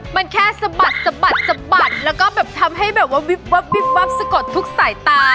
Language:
Thai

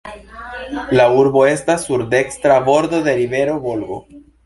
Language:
Esperanto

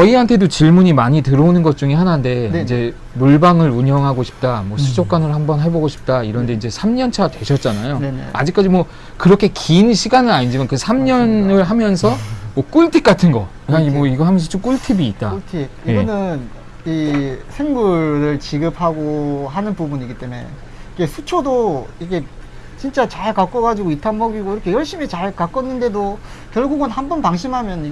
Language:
Korean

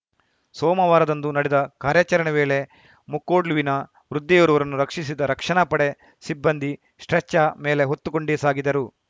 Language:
Kannada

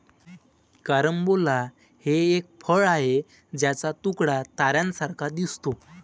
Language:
Marathi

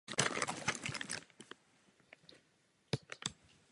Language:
Czech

